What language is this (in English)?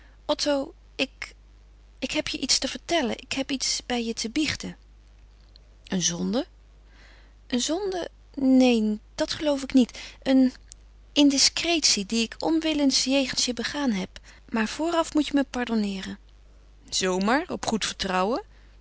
Dutch